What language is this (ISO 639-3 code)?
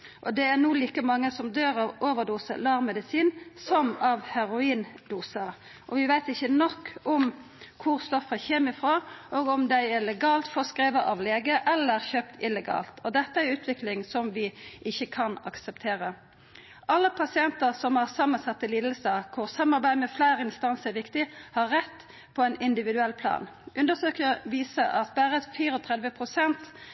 nno